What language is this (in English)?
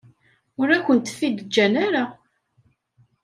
Kabyle